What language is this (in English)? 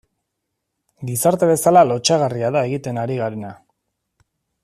Basque